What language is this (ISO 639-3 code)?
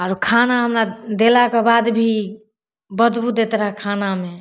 mai